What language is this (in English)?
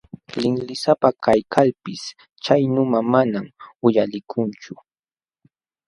Jauja Wanca Quechua